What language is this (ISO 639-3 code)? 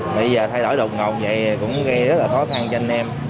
vie